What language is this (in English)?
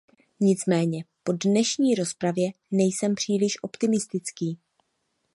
Czech